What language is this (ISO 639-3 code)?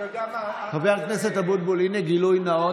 heb